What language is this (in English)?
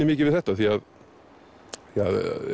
Icelandic